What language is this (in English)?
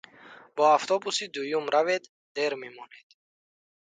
Tajik